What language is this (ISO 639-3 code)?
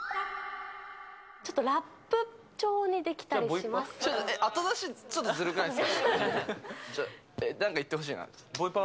jpn